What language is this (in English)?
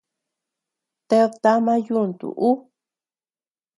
Tepeuxila Cuicatec